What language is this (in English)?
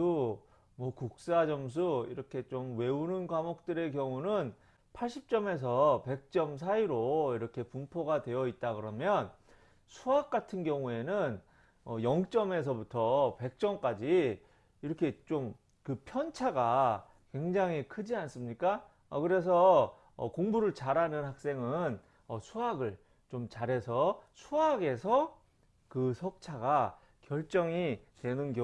Korean